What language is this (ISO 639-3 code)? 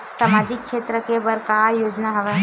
hne